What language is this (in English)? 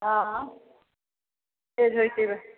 Maithili